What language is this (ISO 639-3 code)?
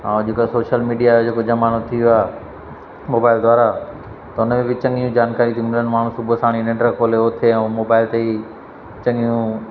snd